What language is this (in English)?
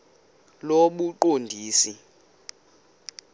Xhosa